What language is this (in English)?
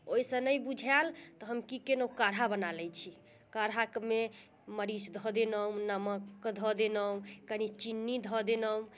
Maithili